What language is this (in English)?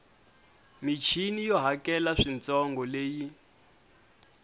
Tsonga